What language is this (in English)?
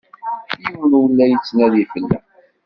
Kabyle